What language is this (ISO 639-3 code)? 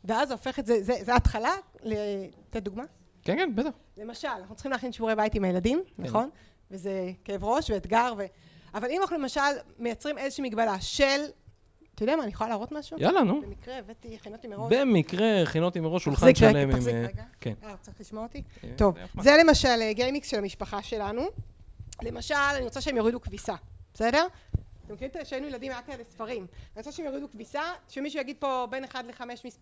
heb